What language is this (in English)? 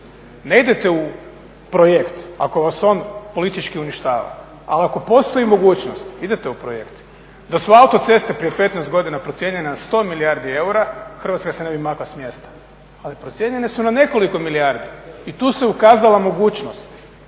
Croatian